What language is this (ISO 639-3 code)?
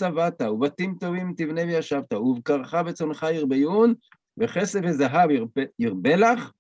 heb